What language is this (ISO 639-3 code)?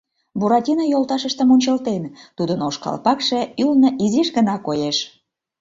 chm